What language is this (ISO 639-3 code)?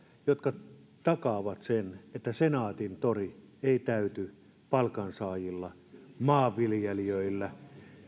fin